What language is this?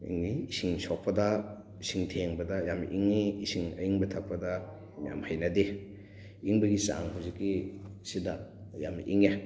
Manipuri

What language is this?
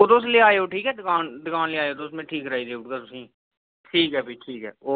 Dogri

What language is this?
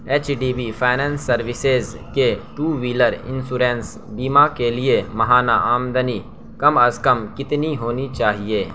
Urdu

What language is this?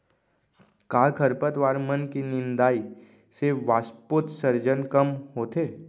Chhattisgarhi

